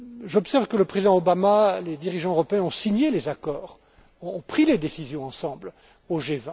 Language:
French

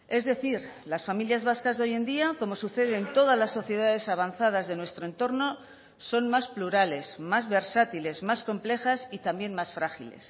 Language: Spanish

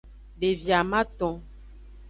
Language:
Aja (Benin)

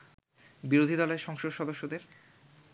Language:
Bangla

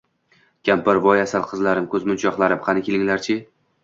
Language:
Uzbek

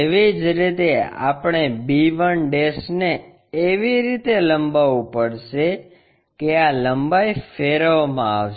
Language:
Gujarati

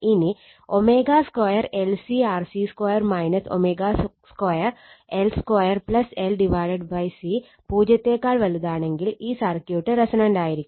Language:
Malayalam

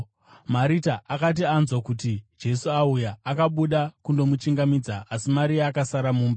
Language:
Shona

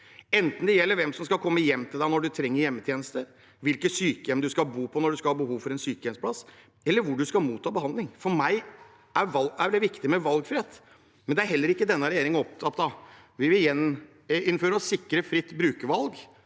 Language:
Norwegian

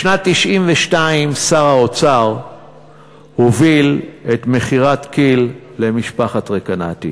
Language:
Hebrew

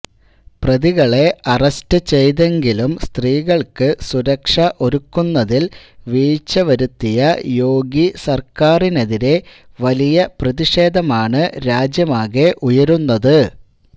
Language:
Malayalam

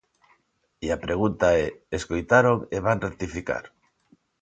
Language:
Galician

